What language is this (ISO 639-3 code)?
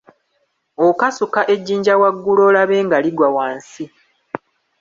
lug